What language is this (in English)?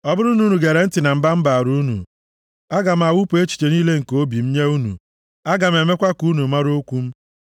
Igbo